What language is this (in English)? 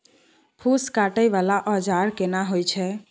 Maithili